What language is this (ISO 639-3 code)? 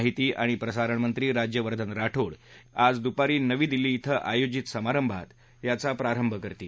mar